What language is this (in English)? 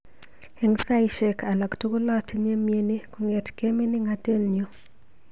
Kalenjin